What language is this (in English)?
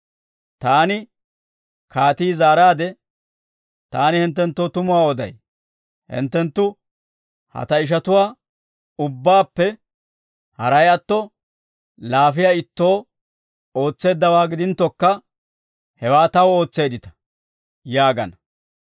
Dawro